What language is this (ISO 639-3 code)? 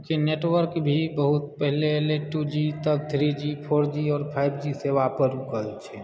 mai